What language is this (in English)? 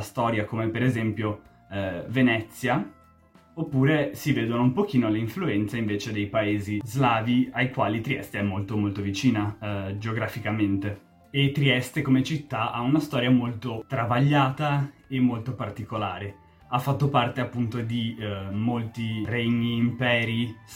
Italian